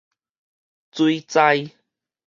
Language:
Min Nan Chinese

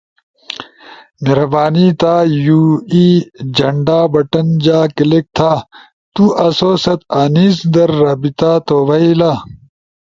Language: Ushojo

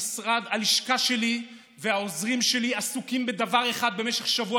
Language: Hebrew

